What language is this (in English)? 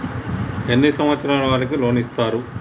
Telugu